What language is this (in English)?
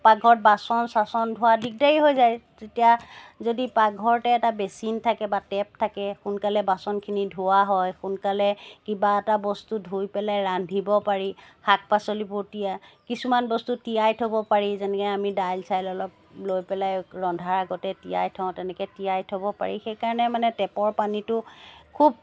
Assamese